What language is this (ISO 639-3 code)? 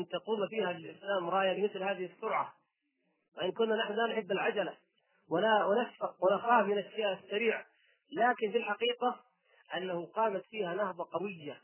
ara